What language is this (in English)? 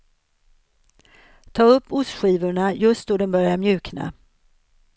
Swedish